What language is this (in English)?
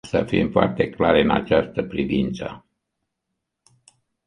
Romanian